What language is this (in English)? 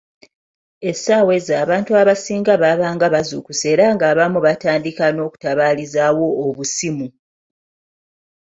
Ganda